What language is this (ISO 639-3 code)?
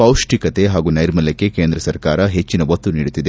kan